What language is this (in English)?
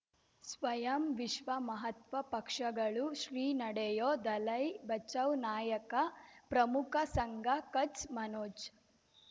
Kannada